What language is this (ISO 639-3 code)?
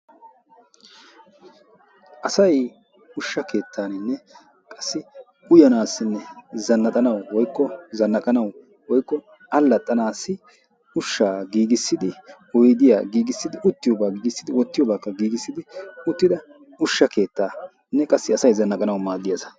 wal